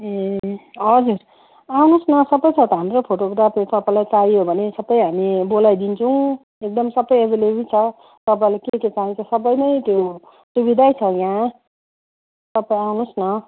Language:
Nepali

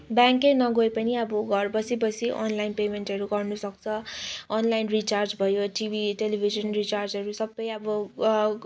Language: Nepali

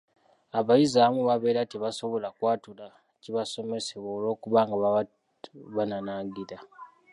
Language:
Ganda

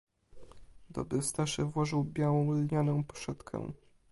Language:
Polish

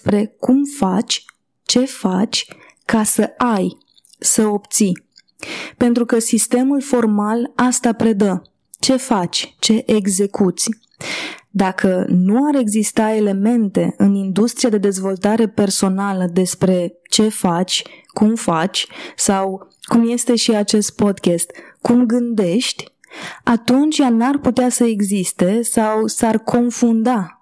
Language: Romanian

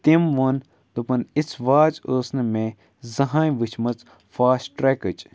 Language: Kashmiri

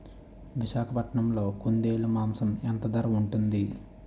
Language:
Telugu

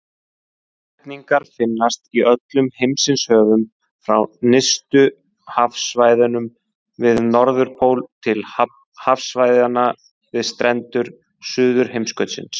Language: Icelandic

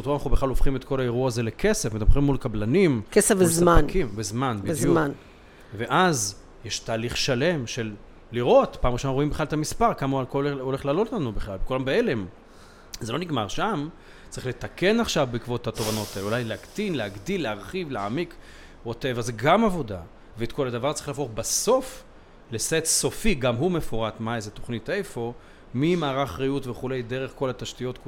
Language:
Hebrew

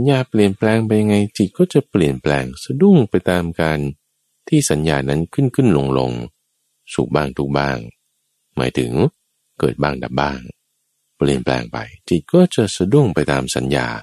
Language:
Thai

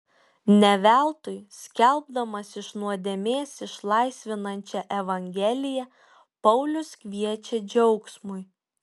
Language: Lithuanian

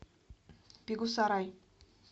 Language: Russian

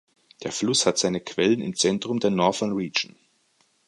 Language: German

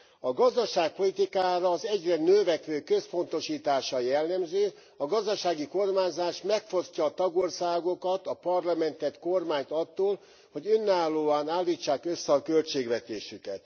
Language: Hungarian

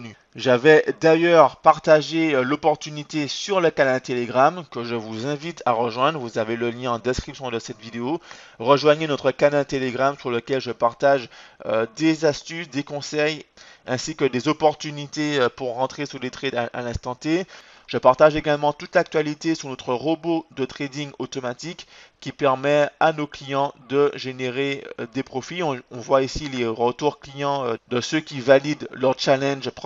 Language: French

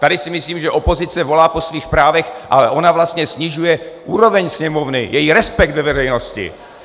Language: Czech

